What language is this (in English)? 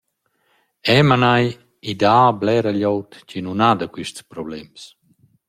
Romansh